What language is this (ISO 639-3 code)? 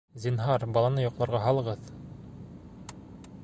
bak